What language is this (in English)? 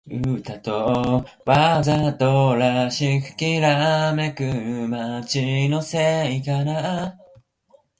Japanese